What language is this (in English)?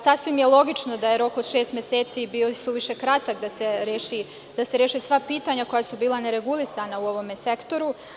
Serbian